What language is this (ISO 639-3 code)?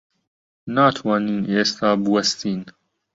ckb